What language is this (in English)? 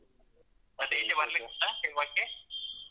Kannada